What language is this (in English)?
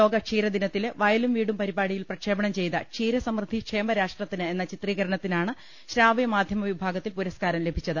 Malayalam